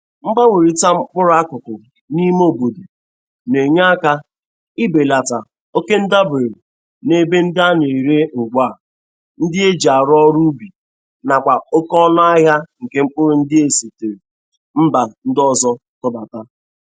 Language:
Igbo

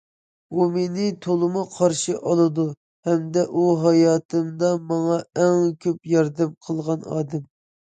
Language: Uyghur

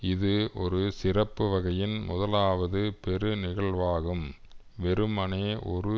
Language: Tamil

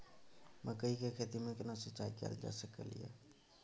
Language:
Maithili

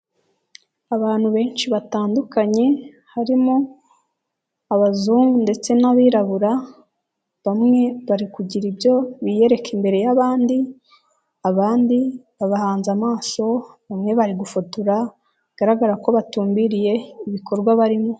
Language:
Kinyarwanda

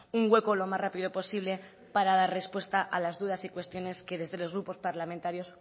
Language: Spanish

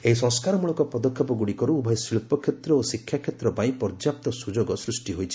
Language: Odia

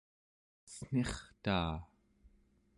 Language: Central Yupik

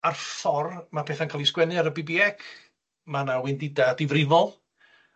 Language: Welsh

